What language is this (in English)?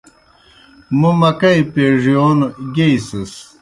Kohistani Shina